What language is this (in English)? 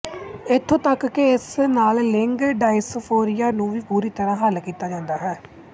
Punjabi